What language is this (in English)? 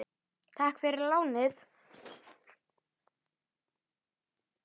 Icelandic